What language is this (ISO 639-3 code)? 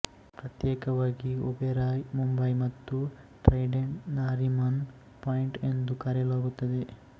kan